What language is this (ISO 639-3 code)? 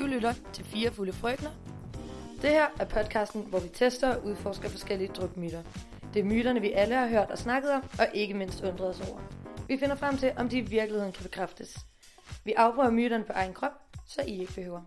dan